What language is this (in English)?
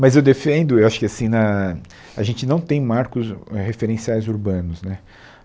Portuguese